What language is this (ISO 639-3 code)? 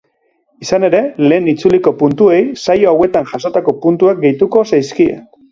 eus